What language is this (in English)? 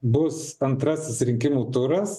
Lithuanian